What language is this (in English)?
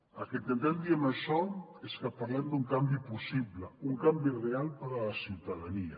Catalan